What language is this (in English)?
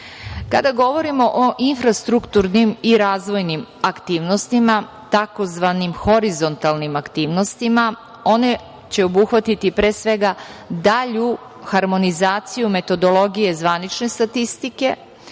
Serbian